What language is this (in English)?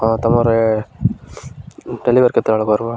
Odia